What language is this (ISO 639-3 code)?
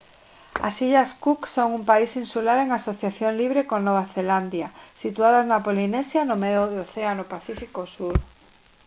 glg